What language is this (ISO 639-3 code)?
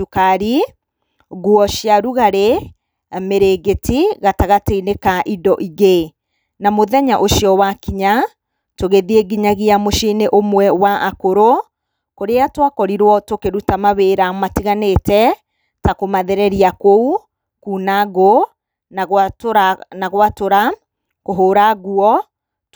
kik